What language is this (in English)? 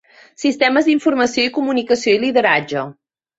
Catalan